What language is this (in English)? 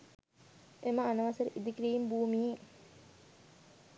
Sinhala